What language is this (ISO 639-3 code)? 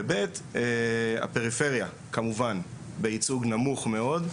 heb